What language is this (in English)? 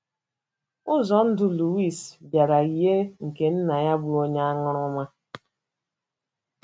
Igbo